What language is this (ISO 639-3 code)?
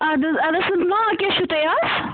kas